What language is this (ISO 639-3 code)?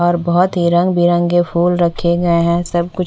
hin